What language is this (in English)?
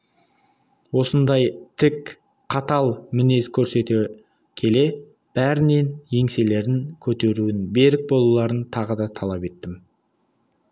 Kazakh